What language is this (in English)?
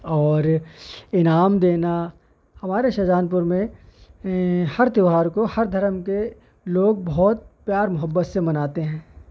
Urdu